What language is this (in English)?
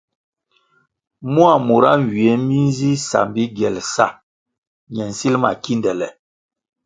Kwasio